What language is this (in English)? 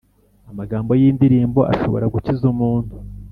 Kinyarwanda